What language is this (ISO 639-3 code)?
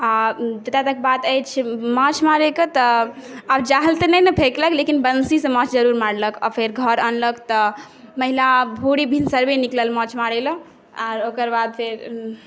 mai